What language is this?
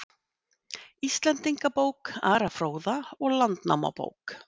Icelandic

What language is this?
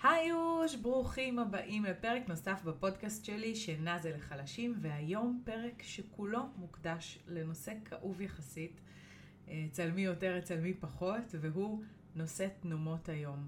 Hebrew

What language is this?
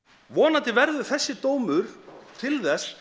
Icelandic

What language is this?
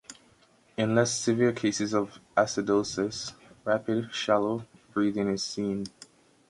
English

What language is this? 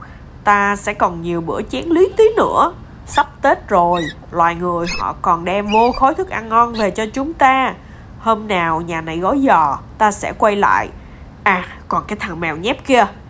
Vietnamese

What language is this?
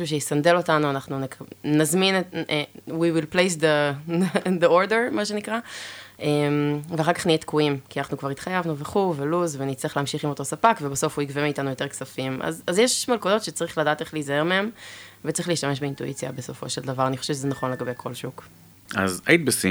Hebrew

